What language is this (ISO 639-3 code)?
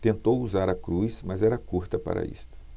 por